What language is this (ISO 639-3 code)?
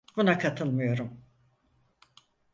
tur